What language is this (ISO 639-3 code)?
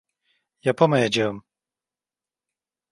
tur